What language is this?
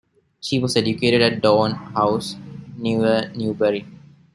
English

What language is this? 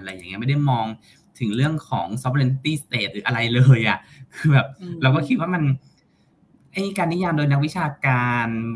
Thai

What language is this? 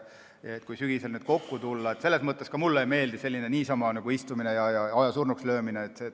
Estonian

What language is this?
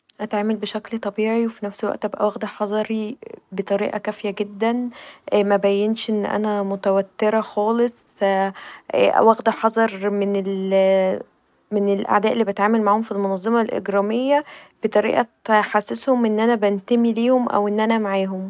Egyptian Arabic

